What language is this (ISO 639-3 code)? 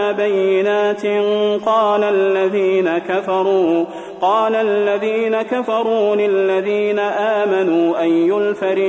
ara